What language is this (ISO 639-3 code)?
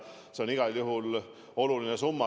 est